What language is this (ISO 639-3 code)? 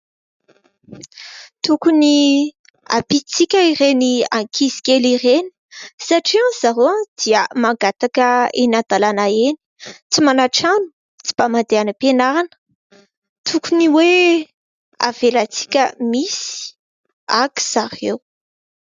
mlg